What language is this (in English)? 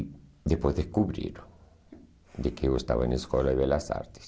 Portuguese